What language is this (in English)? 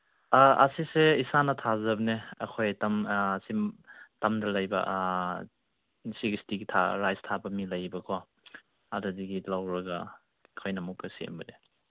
Manipuri